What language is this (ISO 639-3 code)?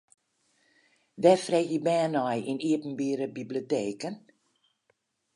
fry